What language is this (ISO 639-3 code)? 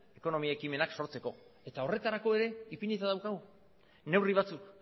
eus